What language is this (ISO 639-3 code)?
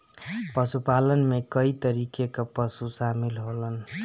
bho